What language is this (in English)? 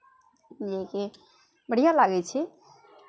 Maithili